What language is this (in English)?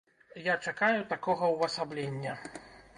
Belarusian